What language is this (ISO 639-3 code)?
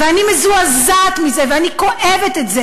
heb